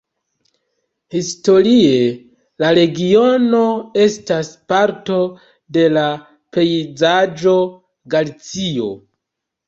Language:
Esperanto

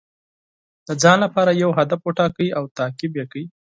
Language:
Pashto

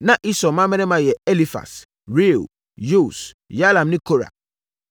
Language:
Akan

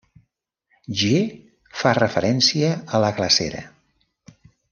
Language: Catalan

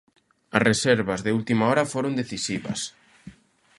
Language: Galician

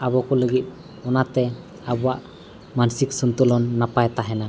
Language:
Santali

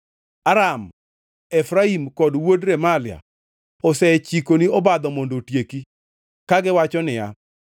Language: Luo (Kenya and Tanzania)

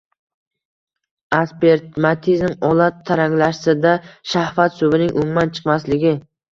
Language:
Uzbek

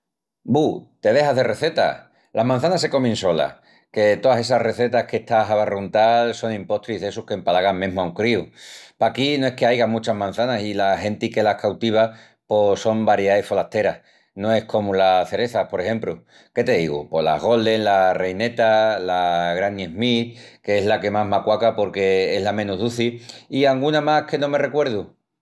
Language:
Extremaduran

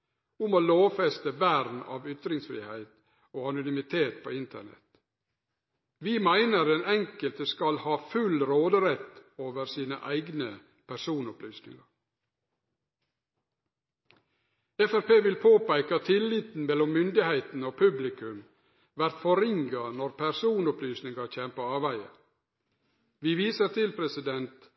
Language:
Norwegian Nynorsk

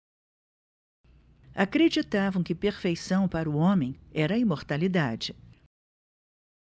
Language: Portuguese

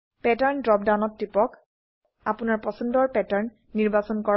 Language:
Assamese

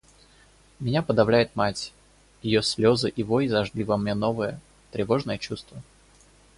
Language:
Russian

